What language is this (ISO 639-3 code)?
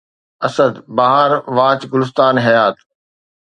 snd